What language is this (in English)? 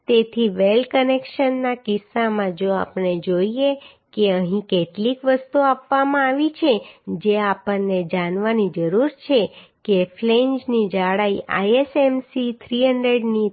Gujarati